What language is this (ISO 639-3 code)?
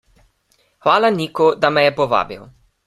slv